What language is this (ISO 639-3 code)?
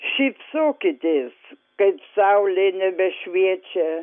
lit